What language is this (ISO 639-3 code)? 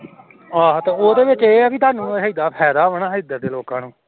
pan